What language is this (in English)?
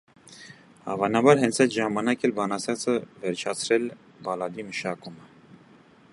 Armenian